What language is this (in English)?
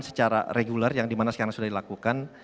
Indonesian